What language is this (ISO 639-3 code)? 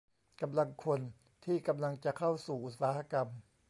tha